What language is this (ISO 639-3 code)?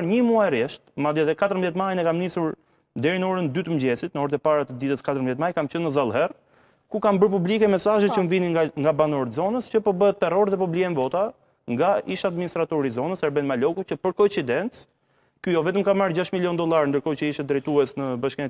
ron